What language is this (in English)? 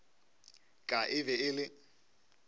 Northern Sotho